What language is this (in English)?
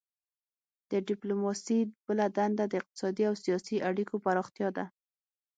Pashto